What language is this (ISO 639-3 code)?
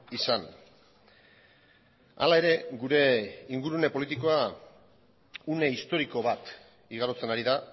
eus